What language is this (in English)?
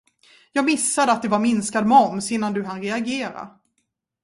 Swedish